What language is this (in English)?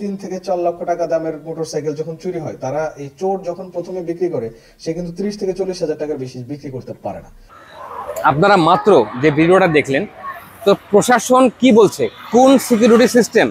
Romanian